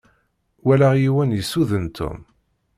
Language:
Kabyle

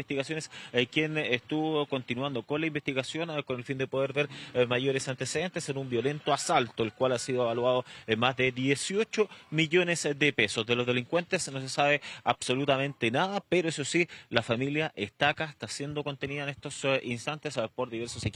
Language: Spanish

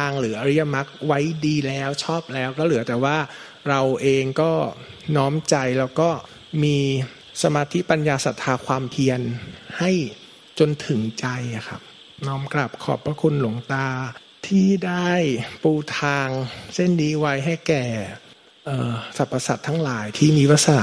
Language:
Thai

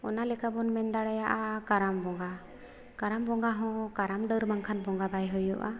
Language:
Santali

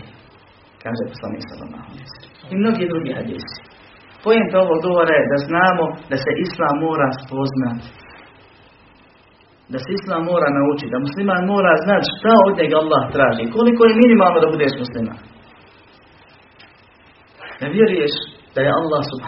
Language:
Croatian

